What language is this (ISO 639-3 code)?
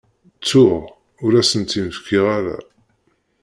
kab